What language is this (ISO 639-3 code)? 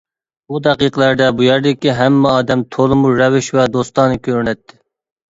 uig